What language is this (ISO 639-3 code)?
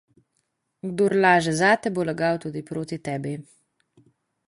slv